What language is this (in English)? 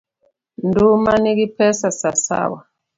Luo (Kenya and Tanzania)